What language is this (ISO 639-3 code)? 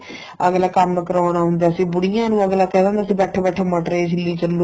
pan